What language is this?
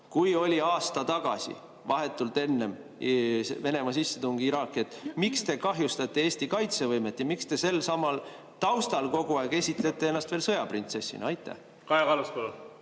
Estonian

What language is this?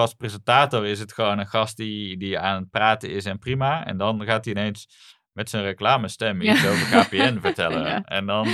Dutch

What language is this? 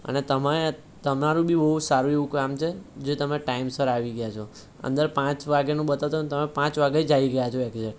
Gujarati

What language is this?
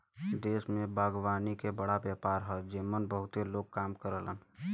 Bhojpuri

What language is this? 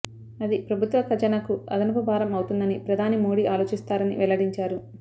Telugu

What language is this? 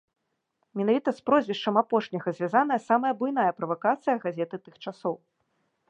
Belarusian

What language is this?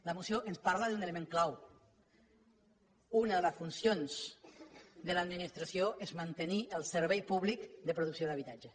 Catalan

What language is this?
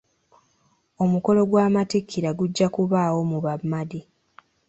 Ganda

